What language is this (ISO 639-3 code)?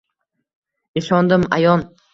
uzb